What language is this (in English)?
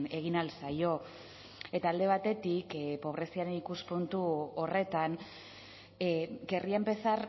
Basque